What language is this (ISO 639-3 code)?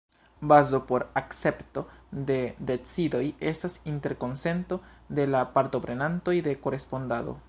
epo